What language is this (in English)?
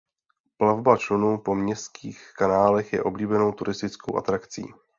Czech